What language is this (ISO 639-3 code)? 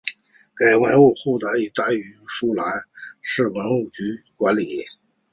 zho